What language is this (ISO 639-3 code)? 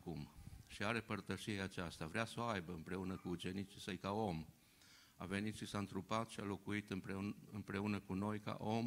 ron